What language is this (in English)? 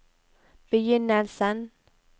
Norwegian